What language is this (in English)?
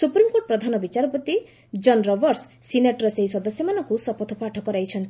Odia